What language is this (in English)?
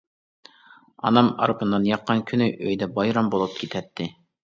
Uyghur